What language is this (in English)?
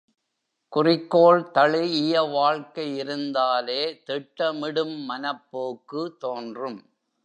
Tamil